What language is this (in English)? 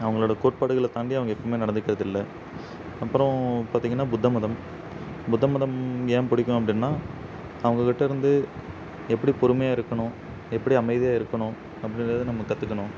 Tamil